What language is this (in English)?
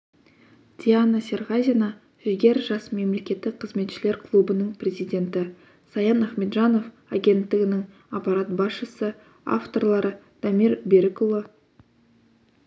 Kazakh